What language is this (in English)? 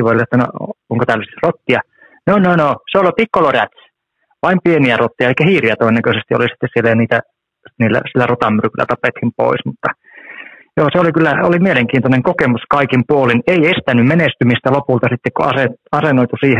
Finnish